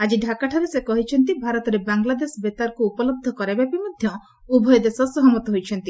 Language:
Odia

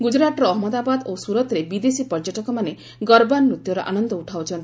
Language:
Odia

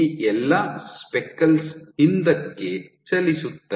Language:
Kannada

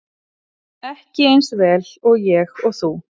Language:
Icelandic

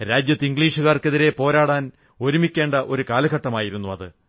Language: Malayalam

